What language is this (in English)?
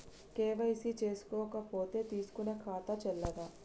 Telugu